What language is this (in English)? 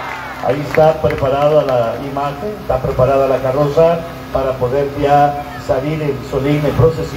Spanish